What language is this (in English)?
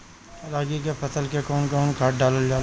Bhojpuri